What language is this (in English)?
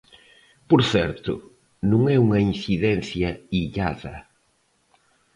Galician